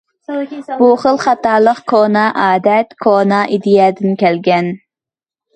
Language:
Uyghur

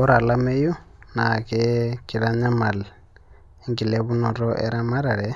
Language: Masai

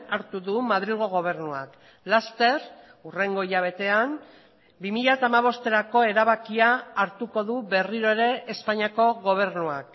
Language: Basque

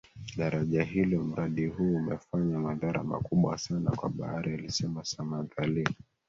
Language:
Swahili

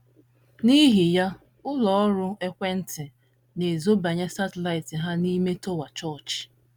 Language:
Igbo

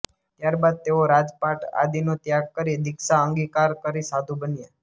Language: Gujarati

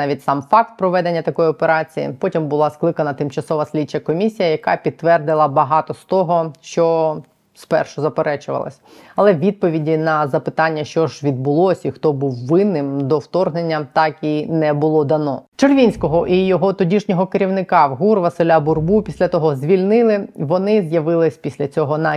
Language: Ukrainian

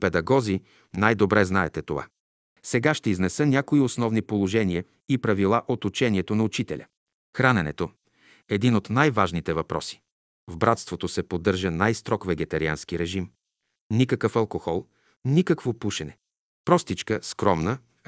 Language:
Bulgarian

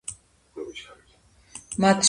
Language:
Georgian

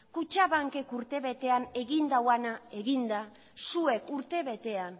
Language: Basque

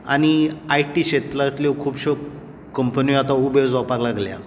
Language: Konkani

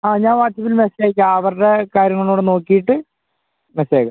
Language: Malayalam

